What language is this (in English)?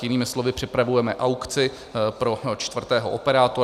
Czech